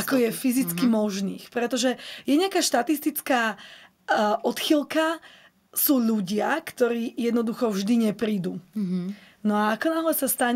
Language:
Slovak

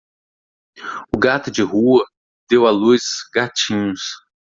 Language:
Portuguese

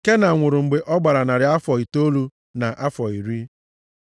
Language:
Igbo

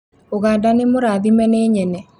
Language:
Kikuyu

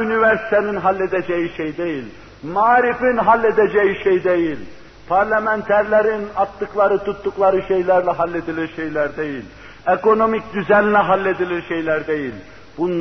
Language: Turkish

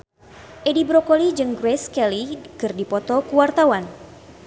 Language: Sundanese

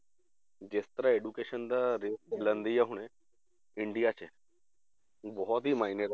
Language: Punjabi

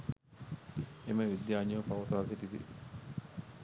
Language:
Sinhala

